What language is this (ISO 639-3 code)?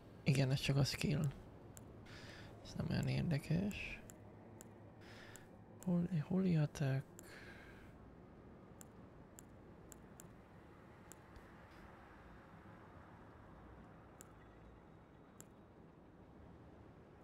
hun